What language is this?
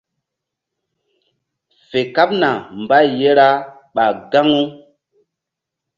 Mbum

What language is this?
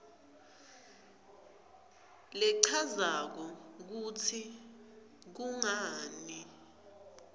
Swati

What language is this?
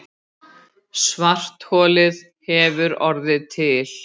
Icelandic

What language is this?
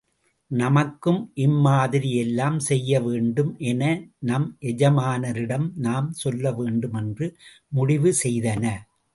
Tamil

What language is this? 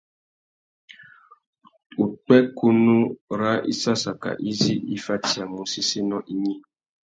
Tuki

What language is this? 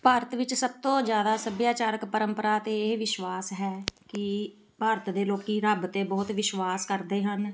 Punjabi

